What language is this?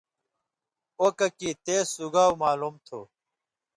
Indus Kohistani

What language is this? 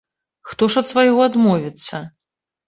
Belarusian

